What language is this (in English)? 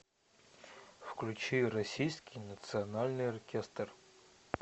Russian